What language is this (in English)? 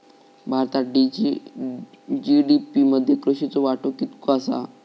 Marathi